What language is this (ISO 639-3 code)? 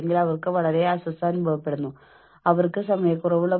mal